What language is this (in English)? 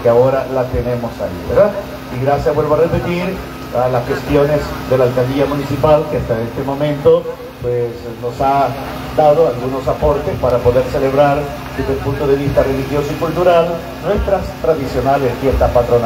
Spanish